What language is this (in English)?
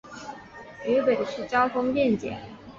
Chinese